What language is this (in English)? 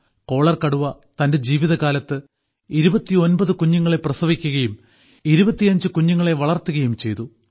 Malayalam